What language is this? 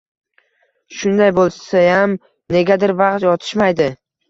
Uzbek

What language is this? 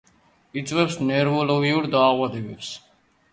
Georgian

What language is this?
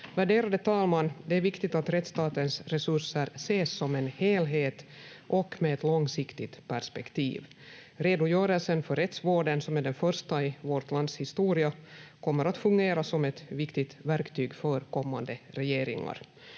Finnish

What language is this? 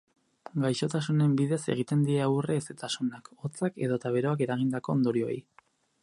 Basque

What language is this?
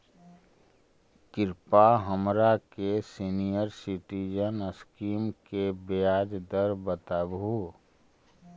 Magahi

